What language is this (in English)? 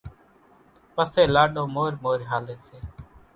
Kachi Koli